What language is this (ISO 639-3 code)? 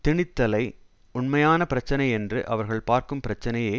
tam